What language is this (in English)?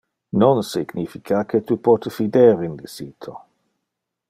Interlingua